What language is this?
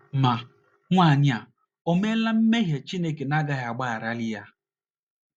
Igbo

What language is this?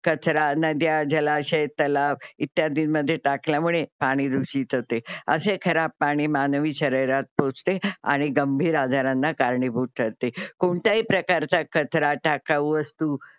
Marathi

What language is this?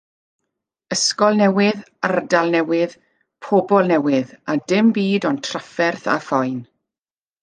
Welsh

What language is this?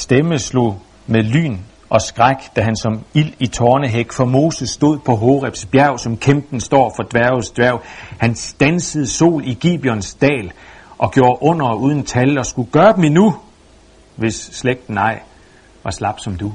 Danish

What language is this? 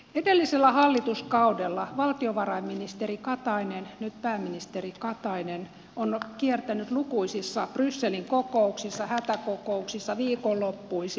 Finnish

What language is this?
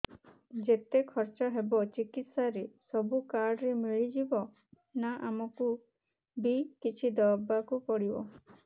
Odia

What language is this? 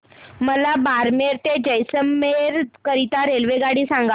Marathi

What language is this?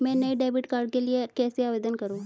Hindi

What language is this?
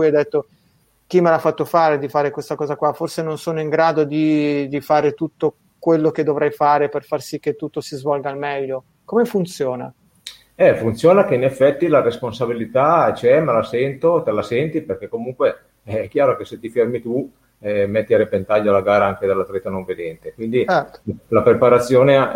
Italian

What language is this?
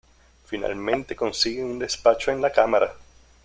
Spanish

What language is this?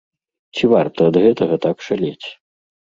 Belarusian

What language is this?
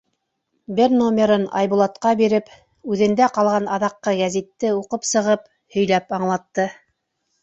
Bashkir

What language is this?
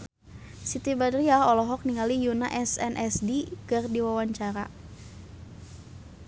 Sundanese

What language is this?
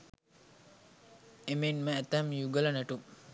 Sinhala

